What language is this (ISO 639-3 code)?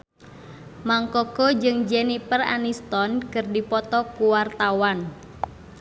sun